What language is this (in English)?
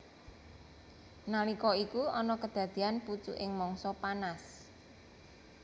Javanese